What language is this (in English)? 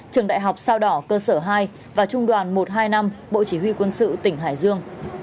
Vietnamese